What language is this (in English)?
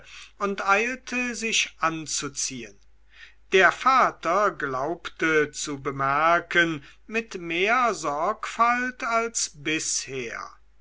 German